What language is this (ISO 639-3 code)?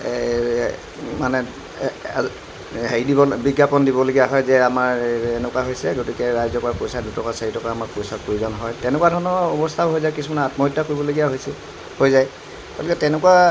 asm